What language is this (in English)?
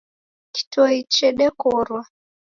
Taita